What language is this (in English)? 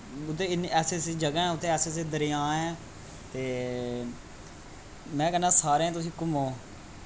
Dogri